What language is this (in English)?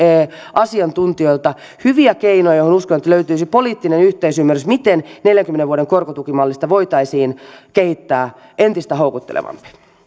Finnish